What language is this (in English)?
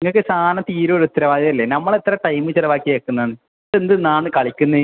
Malayalam